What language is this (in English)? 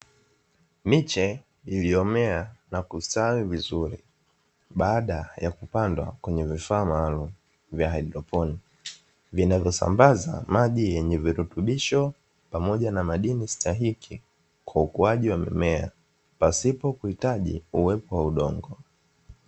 Swahili